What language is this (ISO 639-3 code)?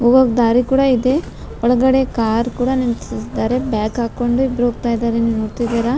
kan